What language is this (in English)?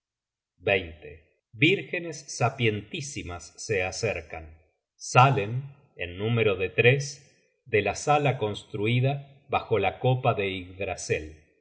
Spanish